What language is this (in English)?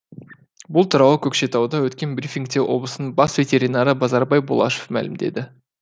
Kazakh